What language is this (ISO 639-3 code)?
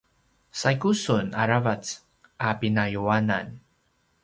pwn